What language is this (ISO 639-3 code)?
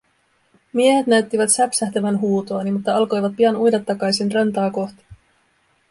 fin